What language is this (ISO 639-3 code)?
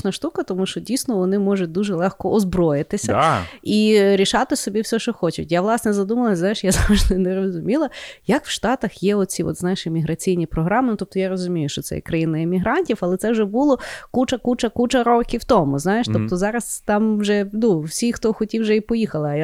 ukr